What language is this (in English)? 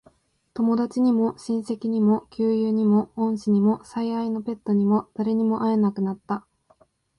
Japanese